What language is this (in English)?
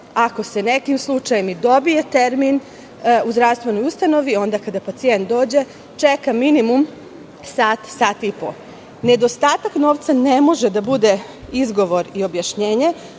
Serbian